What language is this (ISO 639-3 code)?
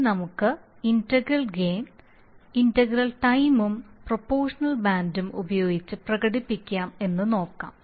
mal